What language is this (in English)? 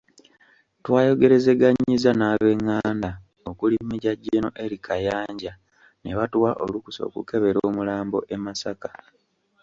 Ganda